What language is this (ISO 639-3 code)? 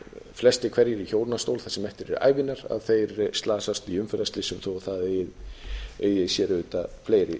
isl